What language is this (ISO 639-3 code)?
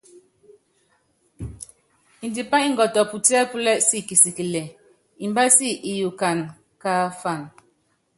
yav